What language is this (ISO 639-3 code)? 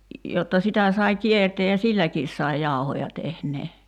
fin